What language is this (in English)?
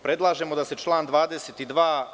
Serbian